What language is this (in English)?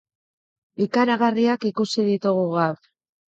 Basque